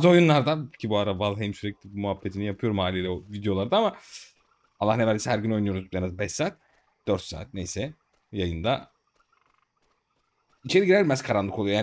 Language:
Turkish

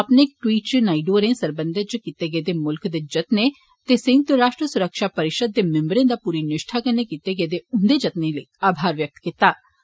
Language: Dogri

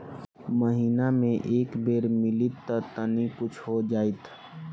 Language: Bhojpuri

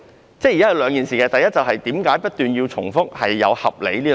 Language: Cantonese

